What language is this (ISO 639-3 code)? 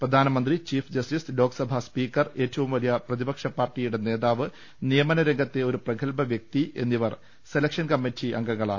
mal